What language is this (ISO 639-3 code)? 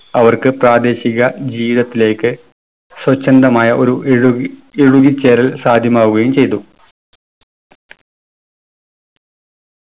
mal